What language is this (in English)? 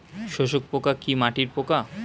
Bangla